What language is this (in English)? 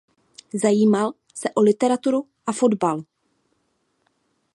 Czech